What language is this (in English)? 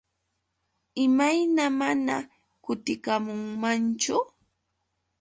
Yauyos Quechua